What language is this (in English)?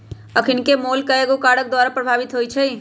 Magahi